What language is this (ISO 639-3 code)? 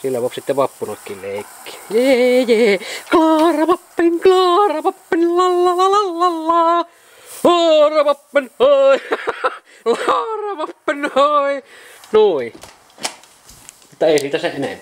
fin